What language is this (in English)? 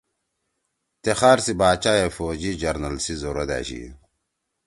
Torwali